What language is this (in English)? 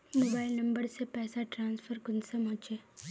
Magahi